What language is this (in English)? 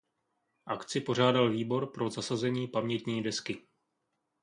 Czech